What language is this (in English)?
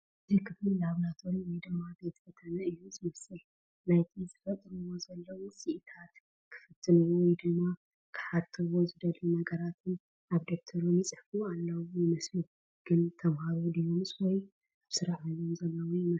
Tigrinya